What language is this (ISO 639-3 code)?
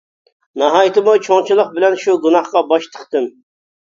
uig